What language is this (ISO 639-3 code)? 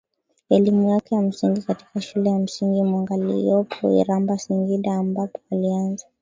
swa